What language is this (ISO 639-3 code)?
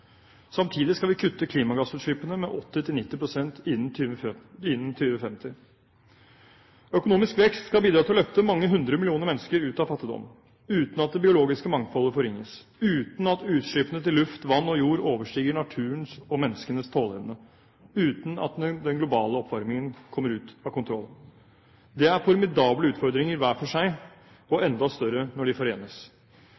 nob